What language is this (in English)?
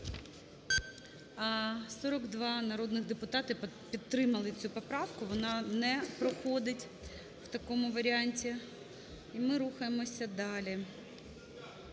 Ukrainian